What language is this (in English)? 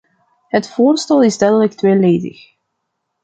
Dutch